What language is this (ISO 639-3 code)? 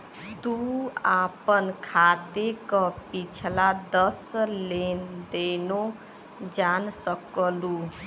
bho